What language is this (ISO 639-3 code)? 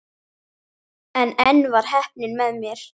isl